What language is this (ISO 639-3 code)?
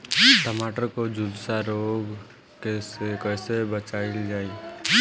bho